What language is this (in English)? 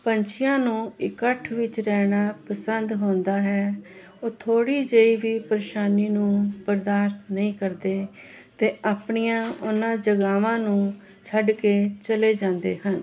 Punjabi